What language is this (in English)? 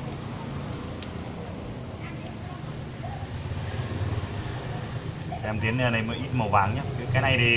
Vietnamese